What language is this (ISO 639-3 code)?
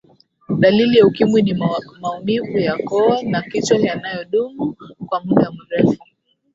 swa